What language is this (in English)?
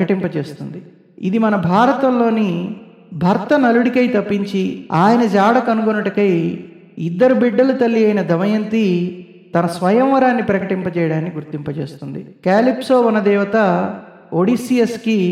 Telugu